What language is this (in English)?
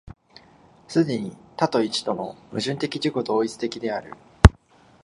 Japanese